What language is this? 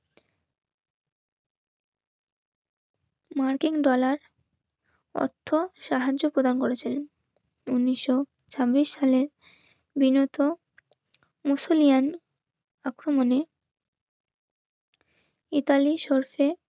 Bangla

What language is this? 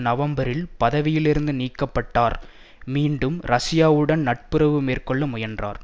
Tamil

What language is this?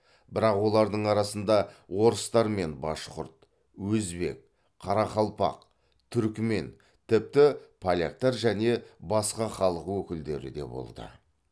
Kazakh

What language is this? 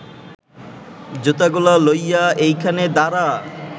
Bangla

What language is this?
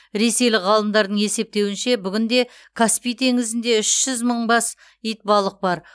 Kazakh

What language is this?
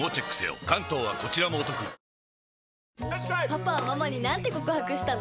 Japanese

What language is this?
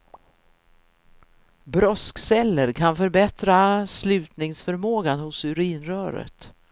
Swedish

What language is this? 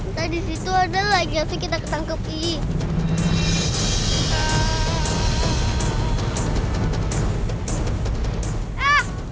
Indonesian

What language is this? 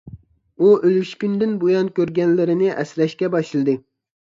Uyghur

